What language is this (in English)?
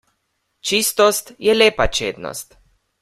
Slovenian